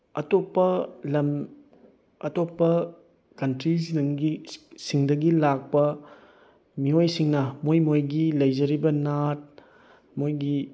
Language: Manipuri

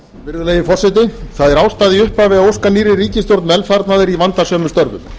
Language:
Icelandic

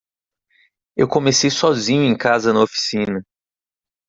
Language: Portuguese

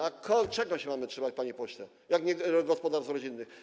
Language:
Polish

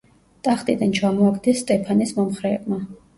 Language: Georgian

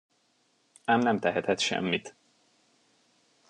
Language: Hungarian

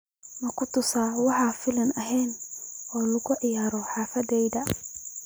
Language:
Somali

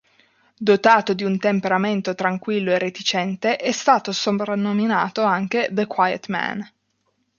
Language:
Italian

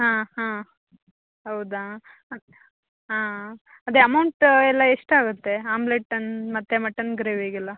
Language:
Kannada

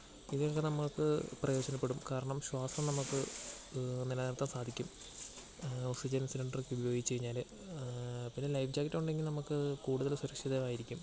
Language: Malayalam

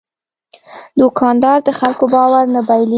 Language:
Pashto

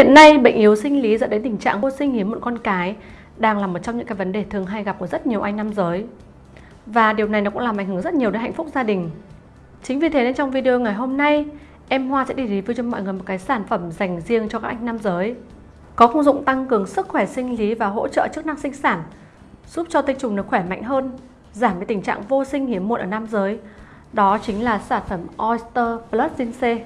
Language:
Vietnamese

